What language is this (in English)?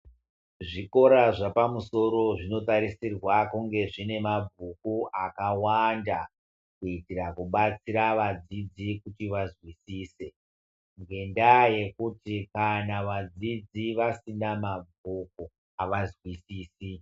Ndau